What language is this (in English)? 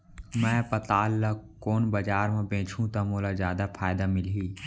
Chhattisgarhi